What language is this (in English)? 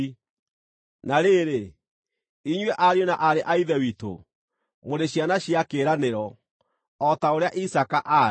Kikuyu